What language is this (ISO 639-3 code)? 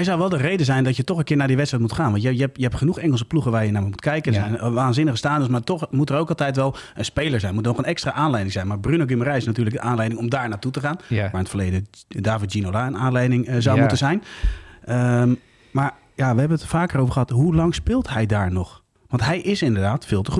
nld